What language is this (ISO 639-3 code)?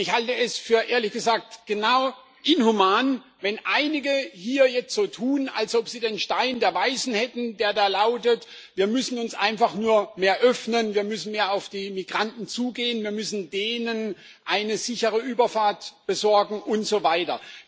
deu